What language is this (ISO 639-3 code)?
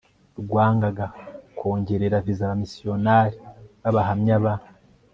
kin